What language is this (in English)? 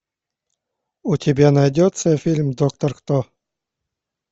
Russian